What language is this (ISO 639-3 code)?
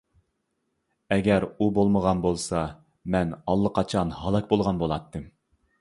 uig